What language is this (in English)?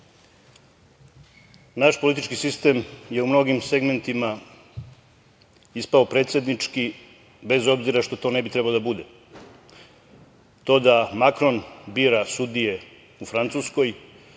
Serbian